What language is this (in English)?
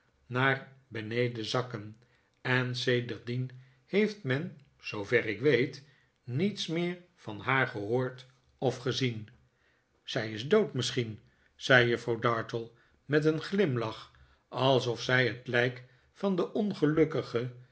Dutch